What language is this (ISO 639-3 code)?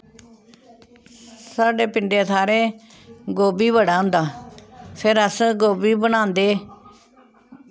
doi